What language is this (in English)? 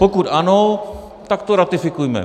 Czech